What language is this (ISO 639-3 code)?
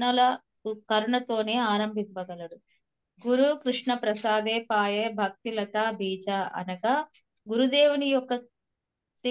tel